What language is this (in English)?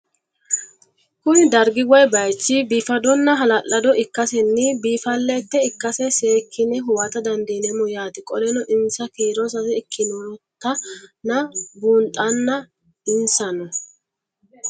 Sidamo